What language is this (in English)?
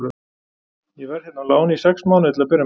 Icelandic